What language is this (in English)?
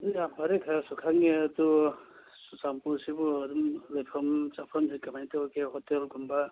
Manipuri